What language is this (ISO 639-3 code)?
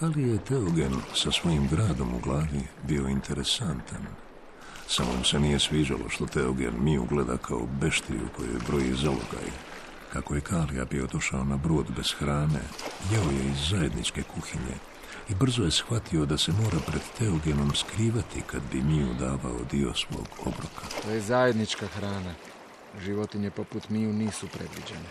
hrv